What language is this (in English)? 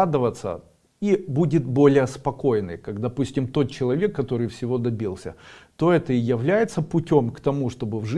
Russian